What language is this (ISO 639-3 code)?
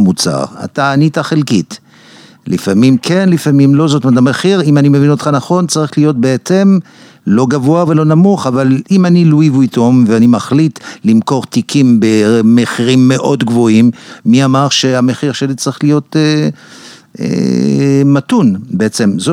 heb